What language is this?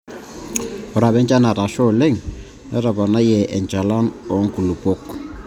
Masai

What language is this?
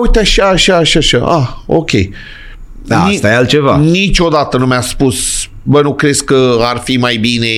Romanian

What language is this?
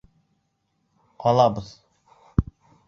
Bashkir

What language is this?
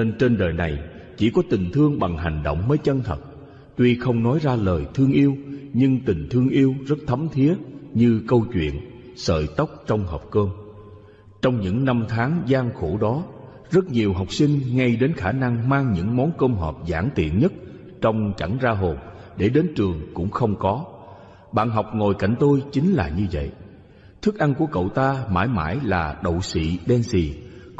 Vietnamese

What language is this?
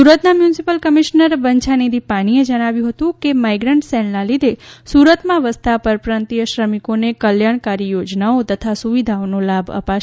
Gujarati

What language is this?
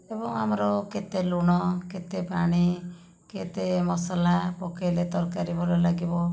Odia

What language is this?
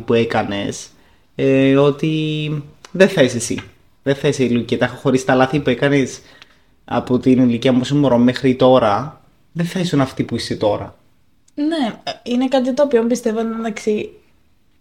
Greek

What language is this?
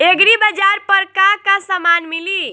Bhojpuri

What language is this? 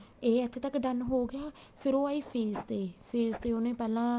Punjabi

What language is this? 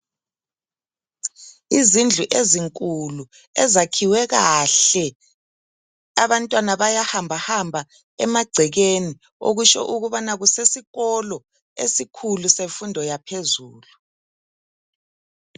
North Ndebele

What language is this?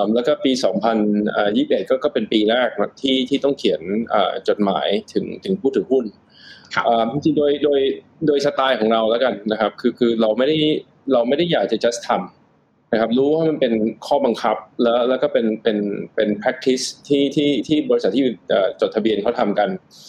Thai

